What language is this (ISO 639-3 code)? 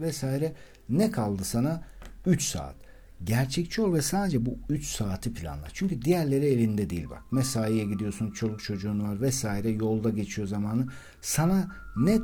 tur